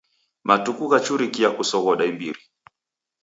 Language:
Taita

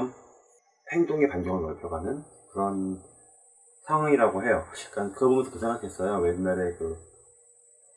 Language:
Korean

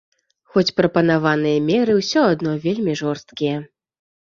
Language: Belarusian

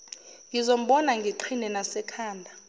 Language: Zulu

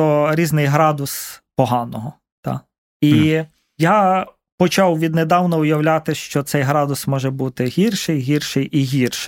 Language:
Ukrainian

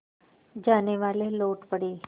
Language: Hindi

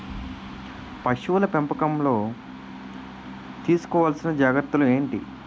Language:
Telugu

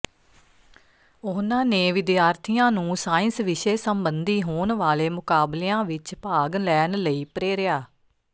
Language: Punjabi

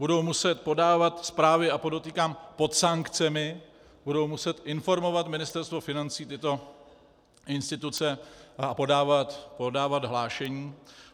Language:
Czech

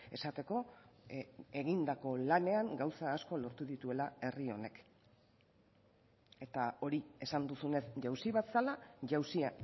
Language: Basque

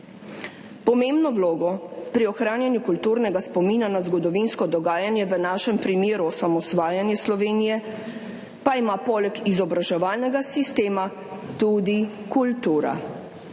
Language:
Slovenian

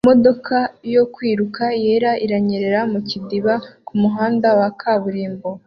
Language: Kinyarwanda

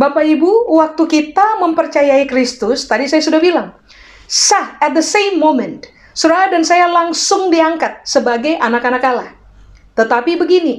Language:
Indonesian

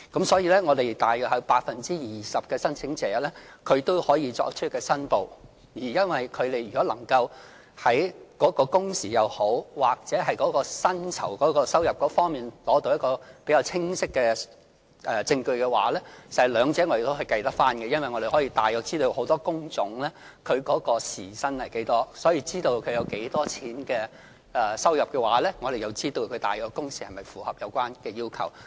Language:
Cantonese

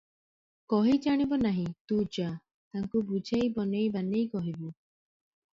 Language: Odia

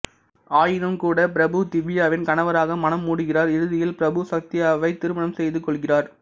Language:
Tamil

